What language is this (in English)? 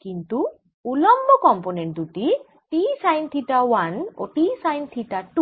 Bangla